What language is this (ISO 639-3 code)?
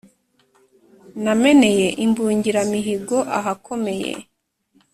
kin